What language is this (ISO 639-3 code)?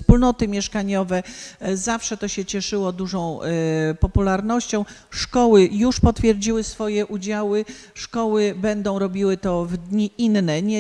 pol